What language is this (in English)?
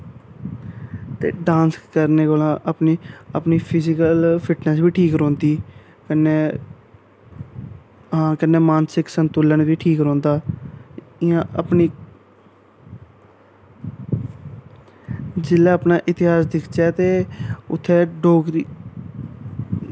Dogri